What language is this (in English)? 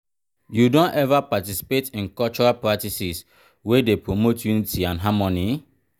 Nigerian Pidgin